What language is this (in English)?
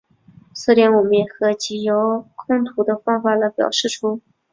Chinese